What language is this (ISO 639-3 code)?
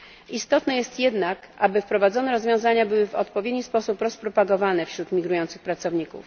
pol